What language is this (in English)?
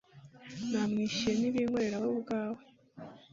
Kinyarwanda